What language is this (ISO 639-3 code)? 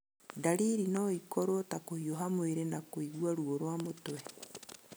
kik